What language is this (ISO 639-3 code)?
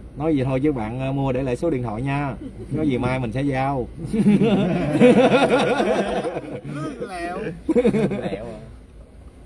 vie